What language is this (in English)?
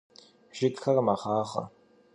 Kabardian